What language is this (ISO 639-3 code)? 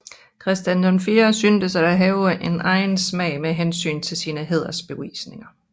dan